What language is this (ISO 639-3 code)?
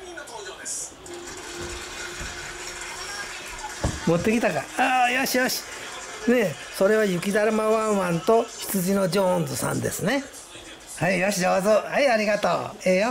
jpn